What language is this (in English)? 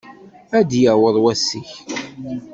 Kabyle